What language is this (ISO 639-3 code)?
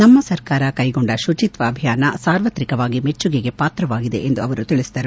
kan